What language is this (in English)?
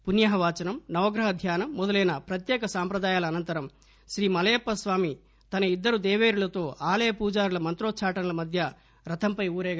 Telugu